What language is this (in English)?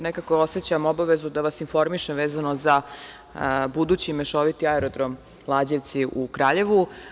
Serbian